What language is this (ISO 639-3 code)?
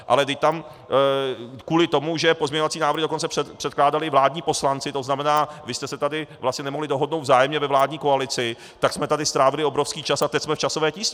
ces